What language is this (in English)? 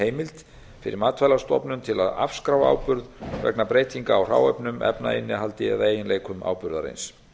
Icelandic